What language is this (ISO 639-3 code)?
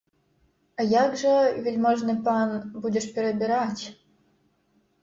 bel